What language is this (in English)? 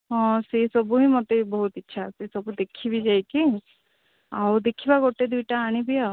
Odia